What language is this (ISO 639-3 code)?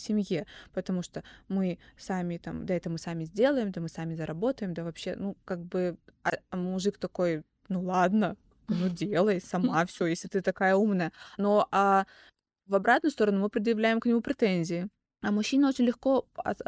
rus